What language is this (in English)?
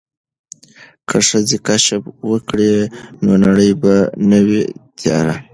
Pashto